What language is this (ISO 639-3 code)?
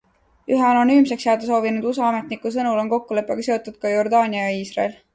est